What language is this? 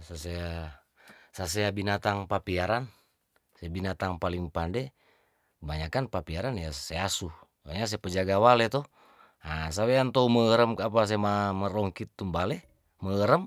Tondano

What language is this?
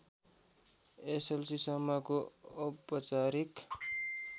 Nepali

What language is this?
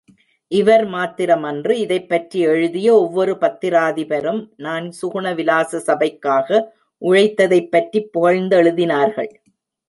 Tamil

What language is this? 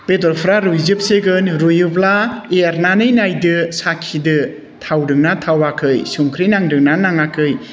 Bodo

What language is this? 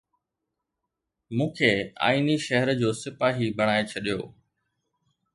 Sindhi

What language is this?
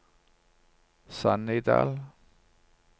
Norwegian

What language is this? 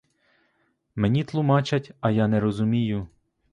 Ukrainian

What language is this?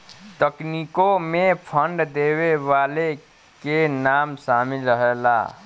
Bhojpuri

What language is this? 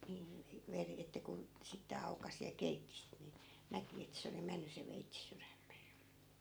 Finnish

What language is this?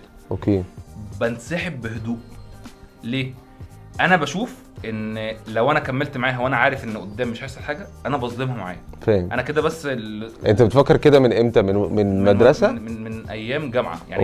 Arabic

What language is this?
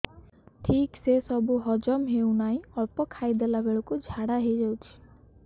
Odia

